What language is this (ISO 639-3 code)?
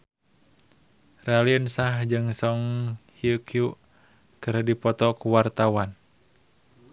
sun